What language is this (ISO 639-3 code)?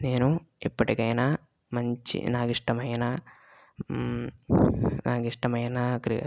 tel